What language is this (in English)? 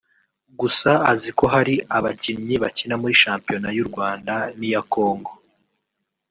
Kinyarwanda